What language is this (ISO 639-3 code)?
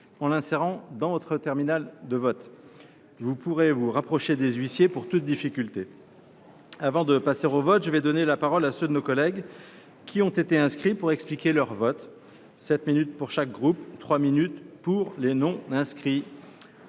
fra